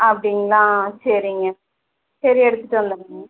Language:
Tamil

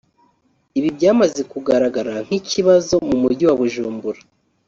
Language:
Kinyarwanda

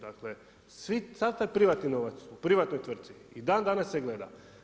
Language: Croatian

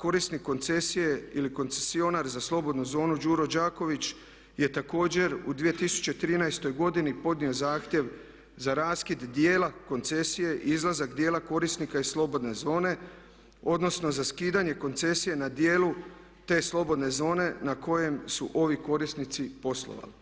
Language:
Croatian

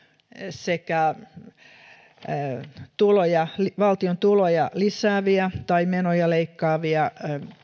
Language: Finnish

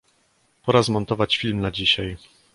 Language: Polish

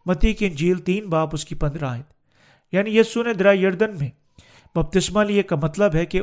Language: Urdu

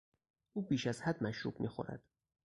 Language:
Persian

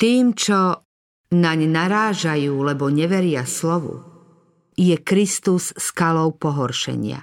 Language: Slovak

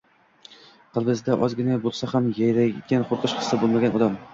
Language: Uzbek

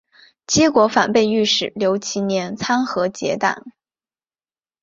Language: Chinese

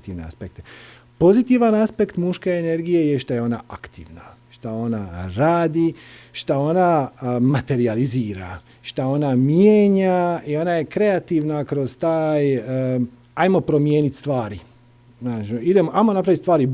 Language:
Croatian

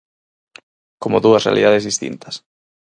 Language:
Galician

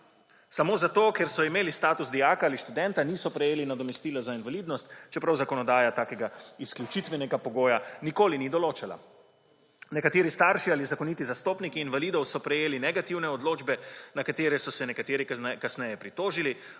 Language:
Slovenian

